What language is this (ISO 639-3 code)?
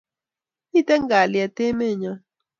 kln